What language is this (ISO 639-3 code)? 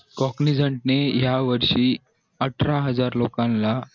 mar